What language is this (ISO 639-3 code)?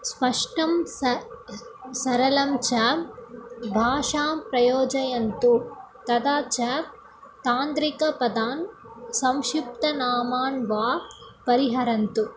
san